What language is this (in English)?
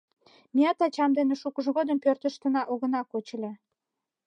Mari